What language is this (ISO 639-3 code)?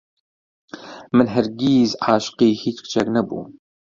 ckb